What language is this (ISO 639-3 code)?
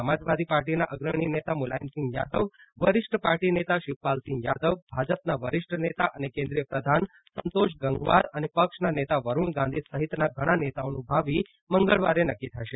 guj